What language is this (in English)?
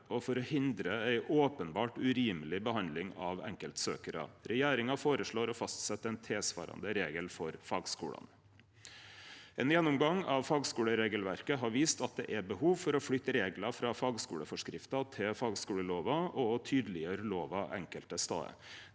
Norwegian